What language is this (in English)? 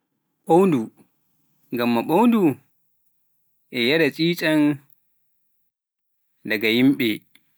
Pular